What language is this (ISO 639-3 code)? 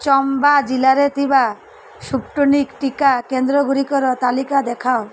ori